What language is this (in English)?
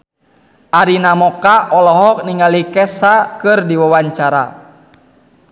Sundanese